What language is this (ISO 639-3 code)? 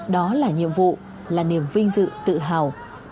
vie